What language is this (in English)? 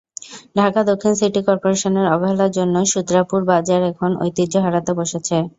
Bangla